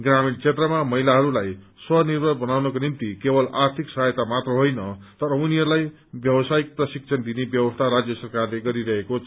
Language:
Nepali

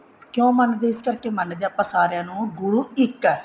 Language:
Punjabi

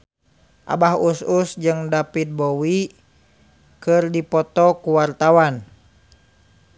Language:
Sundanese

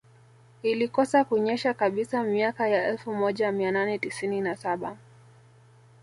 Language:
Swahili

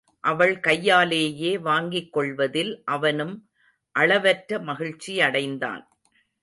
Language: Tamil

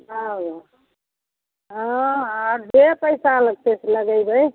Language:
Maithili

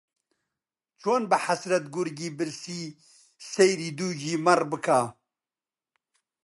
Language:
Central Kurdish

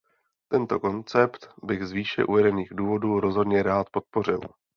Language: Czech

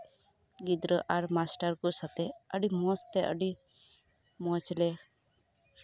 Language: Santali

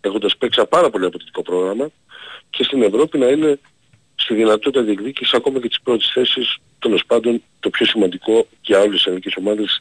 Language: Greek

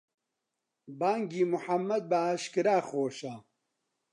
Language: Central Kurdish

